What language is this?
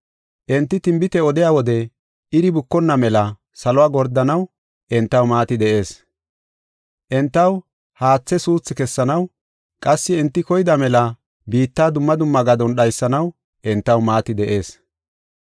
Gofa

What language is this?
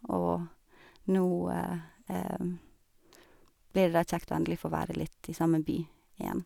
Norwegian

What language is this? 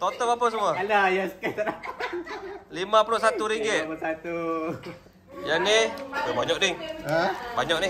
Malay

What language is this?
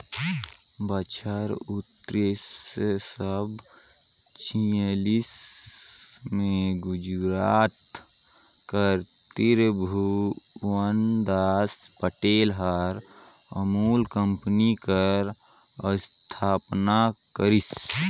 Chhattisgarhi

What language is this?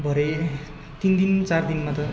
Nepali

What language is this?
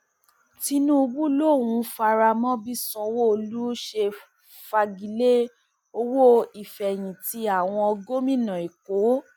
Yoruba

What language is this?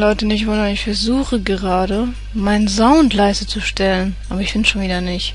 German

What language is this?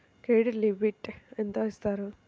Telugu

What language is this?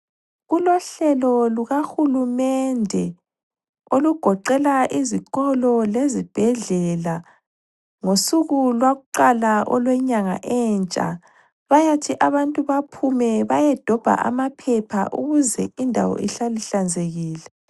North Ndebele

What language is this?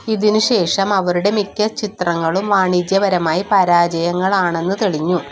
Malayalam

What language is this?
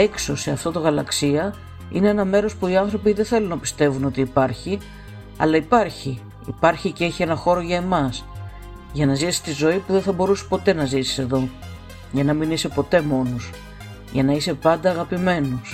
Greek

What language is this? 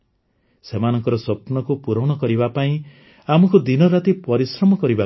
Odia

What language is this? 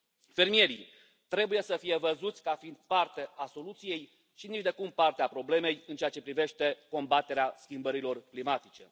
Romanian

